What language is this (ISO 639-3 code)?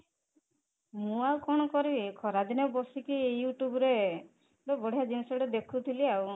ori